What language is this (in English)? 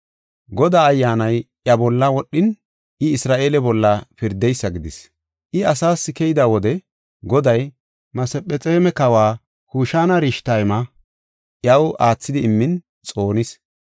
Gofa